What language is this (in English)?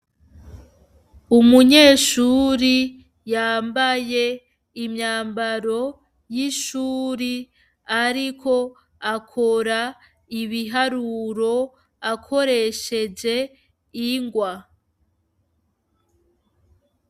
Rundi